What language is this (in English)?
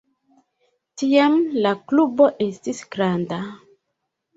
Esperanto